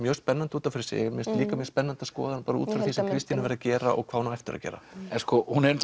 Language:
Icelandic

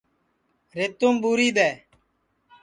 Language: Sansi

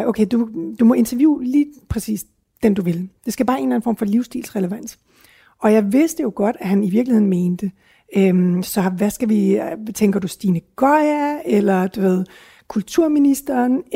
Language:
Danish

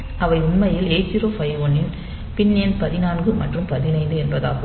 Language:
Tamil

